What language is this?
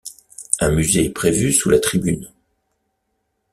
French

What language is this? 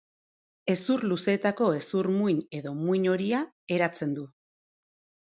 Basque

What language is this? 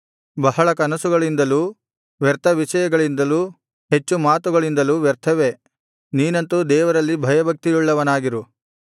Kannada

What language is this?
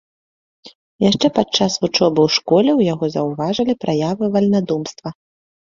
Belarusian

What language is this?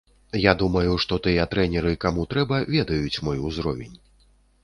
Belarusian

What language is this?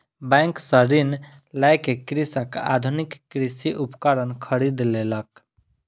Maithili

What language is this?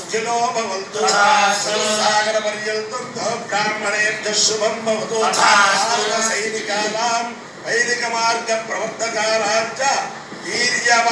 Telugu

